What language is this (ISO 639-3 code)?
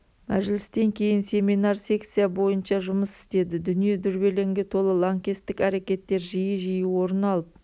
kaz